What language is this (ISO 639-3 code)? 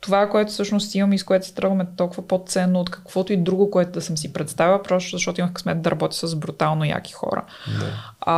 bul